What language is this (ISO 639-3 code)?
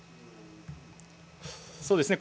jpn